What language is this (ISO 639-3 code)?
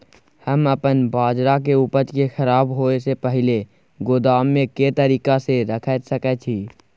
mai